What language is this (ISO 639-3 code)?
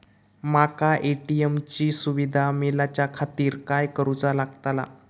mar